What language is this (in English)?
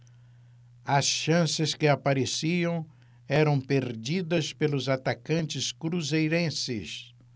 Portuguese